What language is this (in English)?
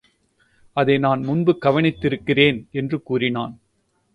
Tamil